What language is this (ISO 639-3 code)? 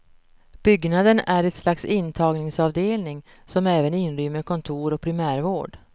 swe